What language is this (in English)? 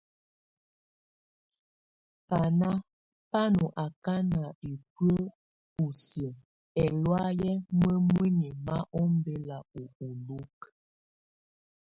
Tunen